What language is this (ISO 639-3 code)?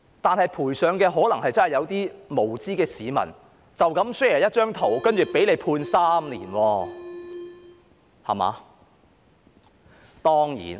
yue